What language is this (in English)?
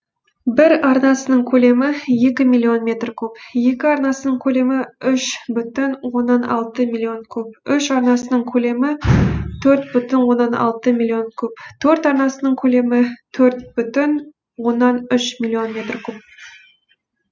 Kazakh